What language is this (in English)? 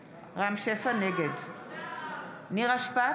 Hebrew